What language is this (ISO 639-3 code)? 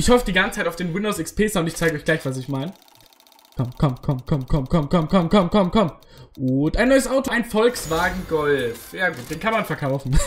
deu